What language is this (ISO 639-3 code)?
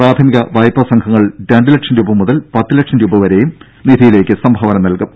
mal